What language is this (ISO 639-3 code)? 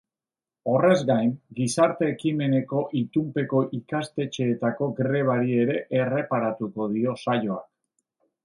eus